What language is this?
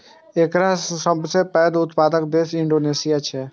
Maithili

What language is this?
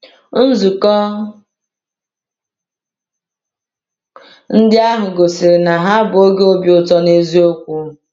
Igbo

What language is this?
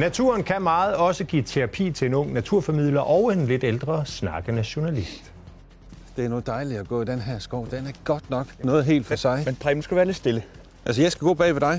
Danish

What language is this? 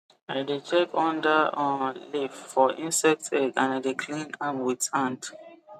Nigerian Pidgin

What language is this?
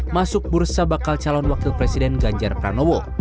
Indonesian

